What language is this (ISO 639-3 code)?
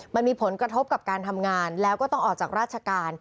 tha